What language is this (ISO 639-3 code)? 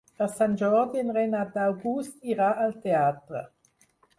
cat